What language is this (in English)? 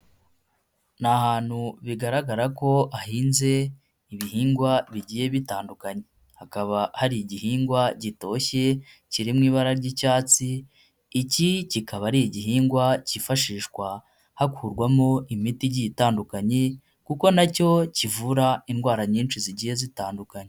Kinyarwanda